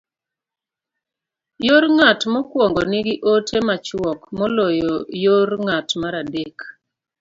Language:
Luo (Kenya and Tanzania)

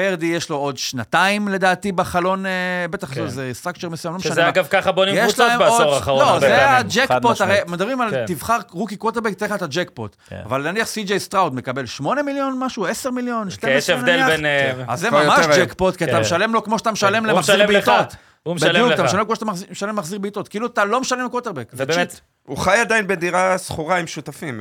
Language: Hebrew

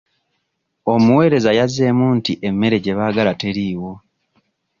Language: Ganda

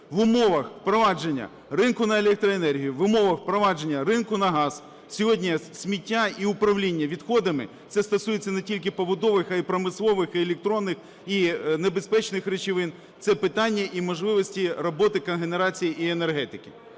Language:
Ukrainian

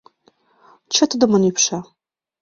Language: Mari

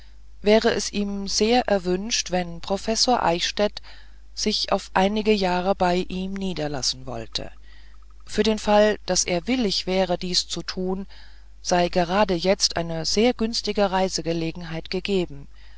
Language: German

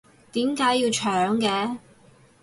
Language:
Cantonese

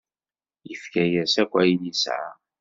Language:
Kabyle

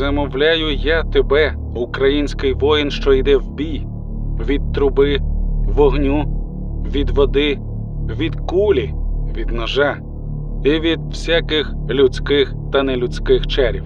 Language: Ukrainian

